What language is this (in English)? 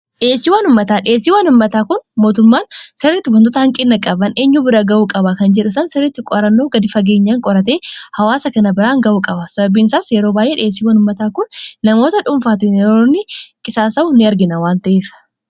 Oromo